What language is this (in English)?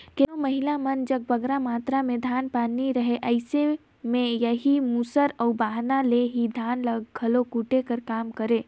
Chhattisgarhi